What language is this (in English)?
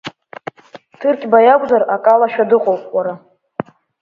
Abkhazian